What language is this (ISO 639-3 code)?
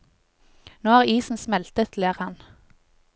nor